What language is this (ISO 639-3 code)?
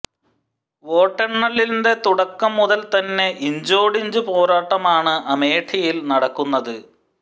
mal